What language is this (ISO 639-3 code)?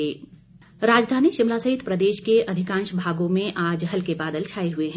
hin